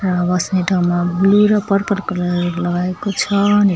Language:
Nepali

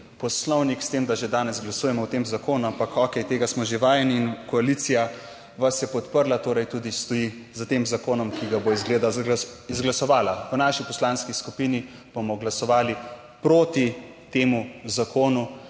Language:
Slovenian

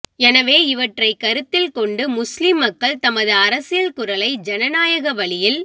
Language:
Tamil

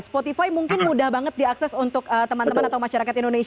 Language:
Indonesian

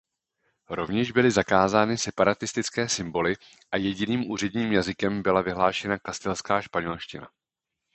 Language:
Czech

